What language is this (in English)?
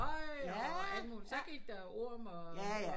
Danish